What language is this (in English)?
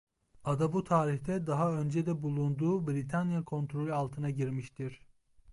Turkish